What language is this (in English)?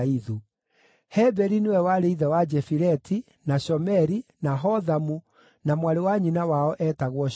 Kikuyu